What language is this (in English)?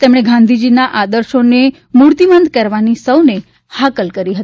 Gujarati